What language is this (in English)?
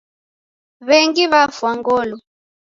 Taita